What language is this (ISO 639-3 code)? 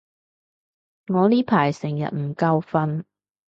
yue